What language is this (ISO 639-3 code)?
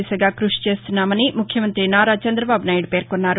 tel